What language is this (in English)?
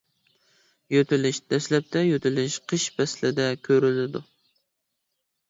Uyghur